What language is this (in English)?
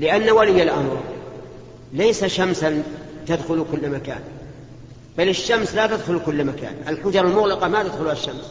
Arabic